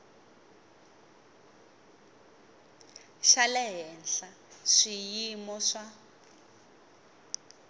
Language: Tsonga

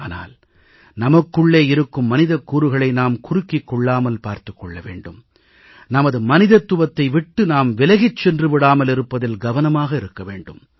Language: Tamil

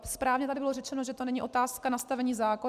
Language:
Czech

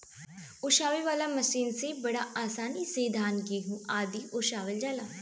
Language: Bhojpuri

